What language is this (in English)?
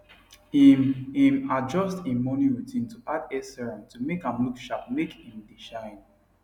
Nigerian Pidgin